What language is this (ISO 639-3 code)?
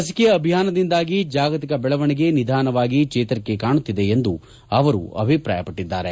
kan